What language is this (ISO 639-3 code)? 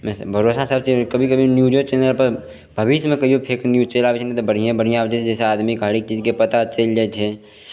mai